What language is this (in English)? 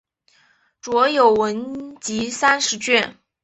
Chinese